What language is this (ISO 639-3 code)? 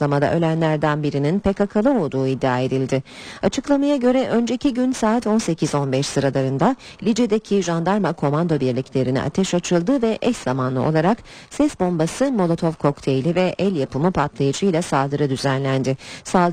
tur